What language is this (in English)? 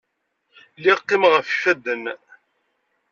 Kabyle